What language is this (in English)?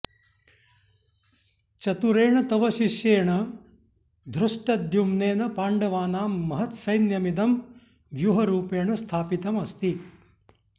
Sanskrit